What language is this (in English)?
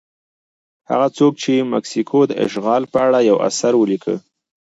Pashto